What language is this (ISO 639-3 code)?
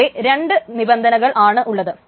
mal